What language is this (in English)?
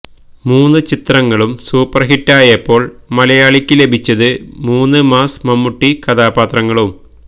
Malayalam